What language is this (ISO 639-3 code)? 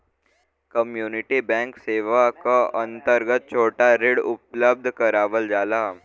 bho